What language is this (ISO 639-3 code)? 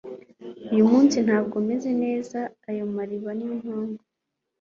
kin